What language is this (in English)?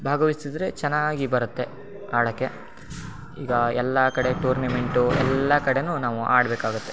Kannada